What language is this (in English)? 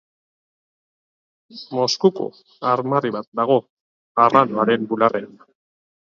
Basque